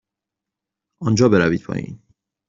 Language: Persian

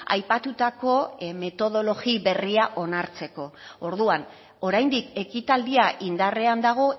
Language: Basque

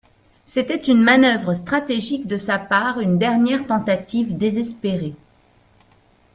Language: French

